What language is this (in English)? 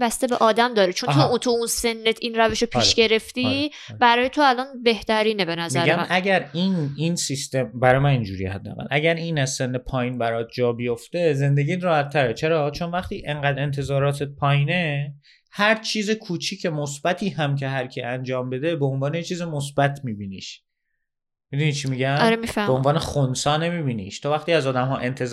Persian